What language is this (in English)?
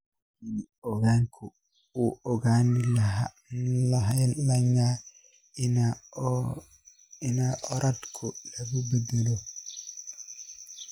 Somali